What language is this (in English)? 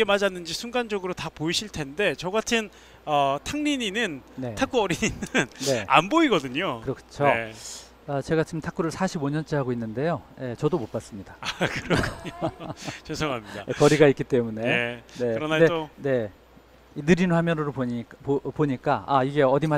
Korean